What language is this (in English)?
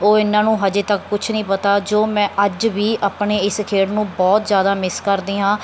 Punjabi